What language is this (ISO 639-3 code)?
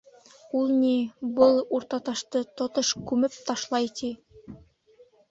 bak